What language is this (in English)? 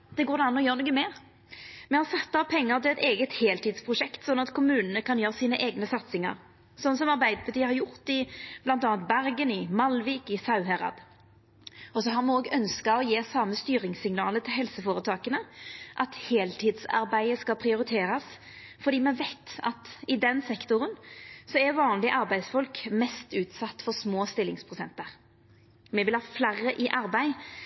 Norwegian Nynorsk